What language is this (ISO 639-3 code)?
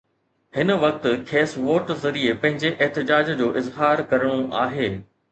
snd